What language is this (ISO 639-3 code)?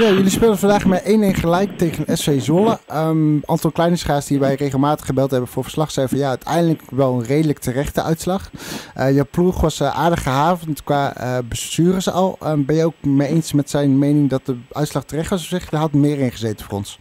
nld